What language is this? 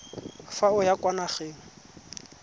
Tswana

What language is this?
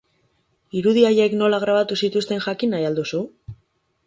Basque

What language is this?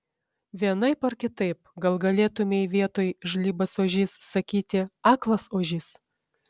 Lithuanian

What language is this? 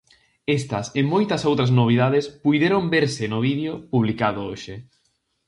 Galician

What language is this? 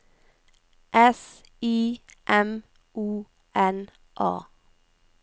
Norwegian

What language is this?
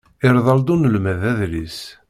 Kabyle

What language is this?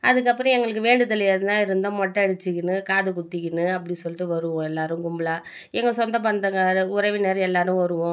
Tamil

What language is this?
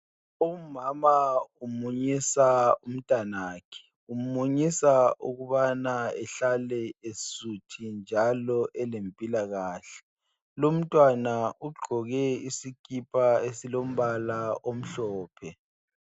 North Ndebele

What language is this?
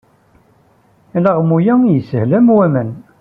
Kabyle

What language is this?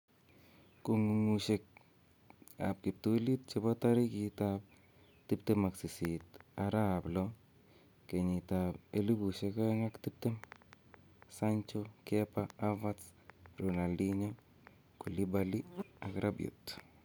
Kalenjin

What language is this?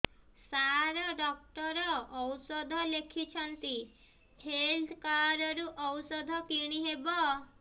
Odia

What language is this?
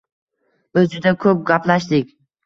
Uzbek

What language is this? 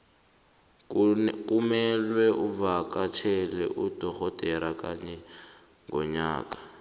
South Ndebele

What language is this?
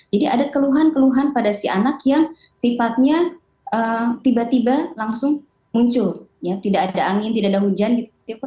Indonesian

